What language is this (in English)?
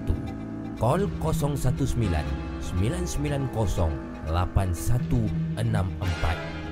Malay